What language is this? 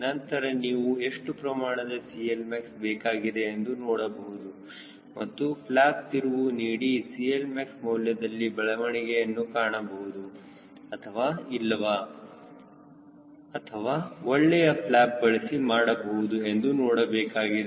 Kannada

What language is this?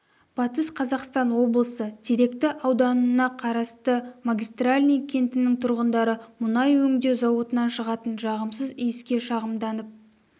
Kazakh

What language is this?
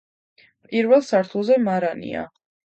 Georgian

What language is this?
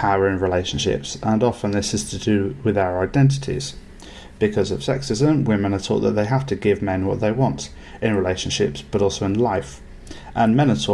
English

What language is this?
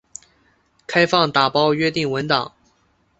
Chinese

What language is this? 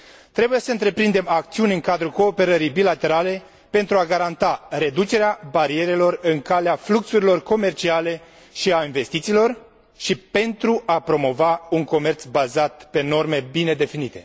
Romanian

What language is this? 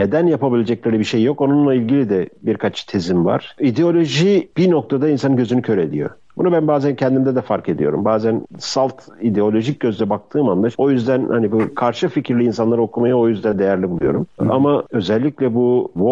Turkish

